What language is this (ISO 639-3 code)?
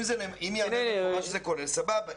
heb